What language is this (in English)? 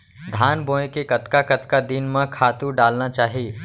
Chhattisgarhi